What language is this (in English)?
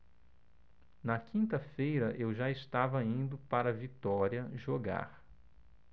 Portuguese